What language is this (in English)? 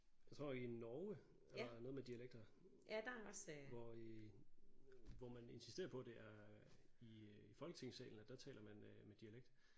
Danish